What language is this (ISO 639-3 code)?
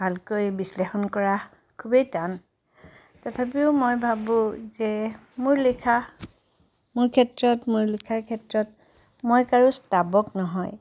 asm